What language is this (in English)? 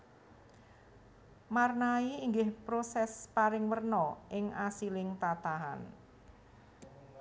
Javanese